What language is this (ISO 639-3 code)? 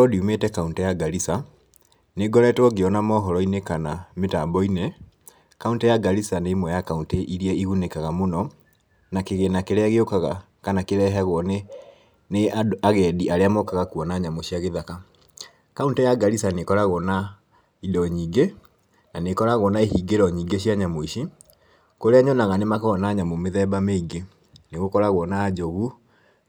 kik